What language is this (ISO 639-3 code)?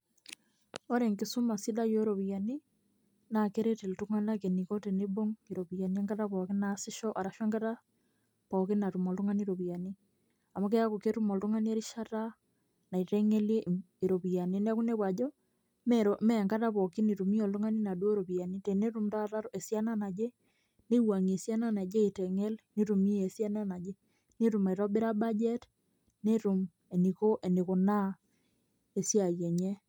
mas